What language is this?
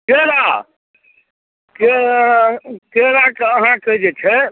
Maithili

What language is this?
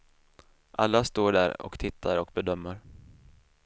Swedish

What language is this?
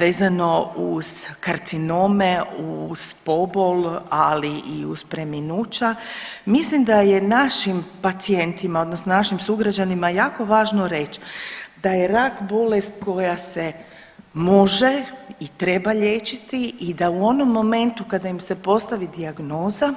Croatian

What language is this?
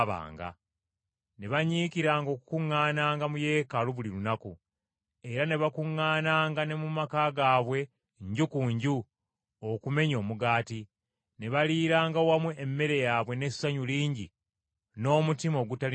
Ganda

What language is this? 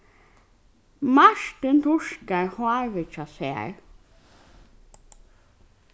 Faroese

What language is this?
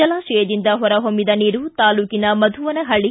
Kannada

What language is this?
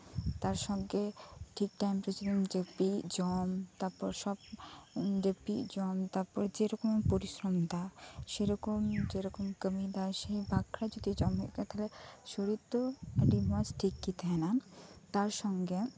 Santali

